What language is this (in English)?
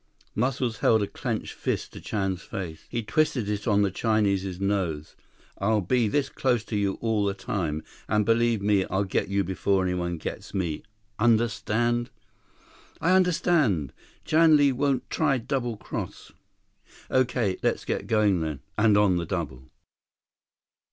English